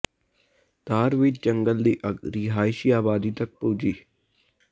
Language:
Punjabi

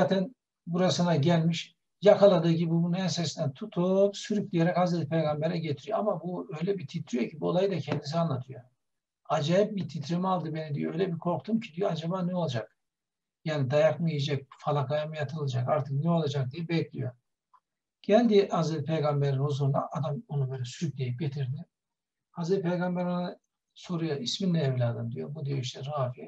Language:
Turkish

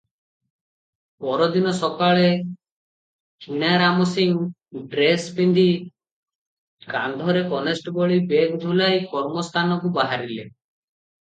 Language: Odia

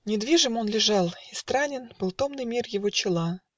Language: Russian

